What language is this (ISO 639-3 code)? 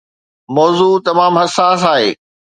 snd